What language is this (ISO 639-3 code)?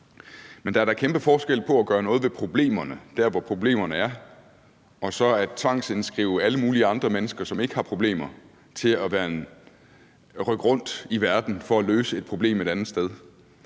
dan